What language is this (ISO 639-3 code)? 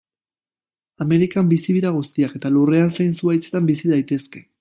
eus